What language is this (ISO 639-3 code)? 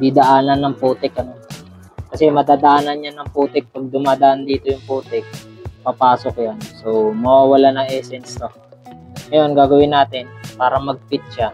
fil